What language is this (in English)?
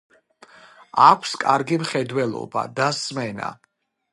Georgian